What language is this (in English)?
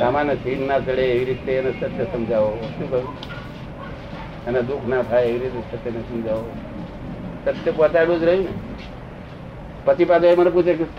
Gujarati